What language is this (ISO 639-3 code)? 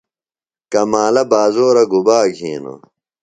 phl